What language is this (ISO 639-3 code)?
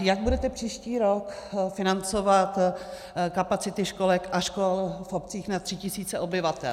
ces